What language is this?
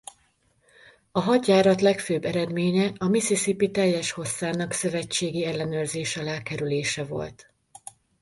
Hungarian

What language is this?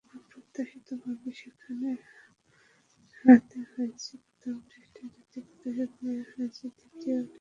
Bangla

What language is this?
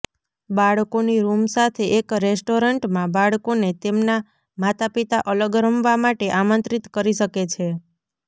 Gujarati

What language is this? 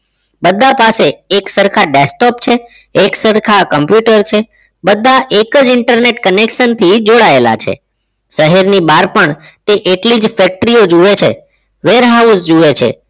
Gujarati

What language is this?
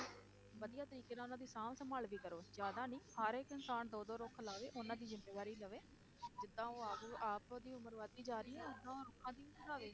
Punjabi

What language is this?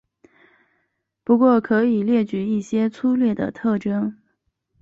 Chinese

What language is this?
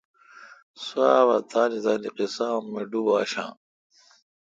Kalkoti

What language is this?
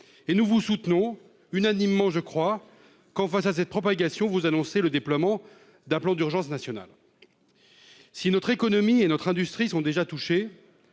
French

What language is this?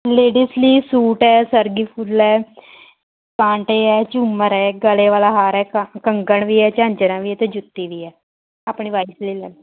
Punjabi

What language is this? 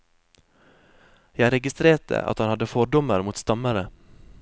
Norwegian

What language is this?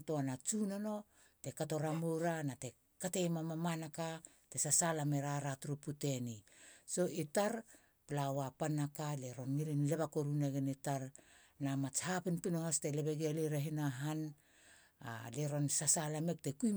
Halia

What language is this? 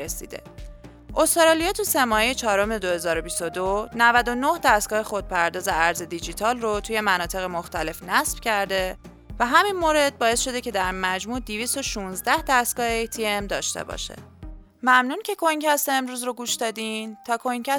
Persian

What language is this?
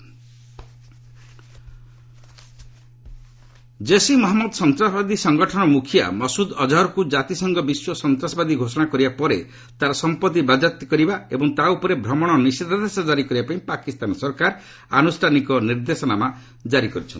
Odia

